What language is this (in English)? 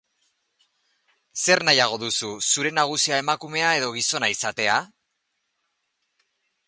Basque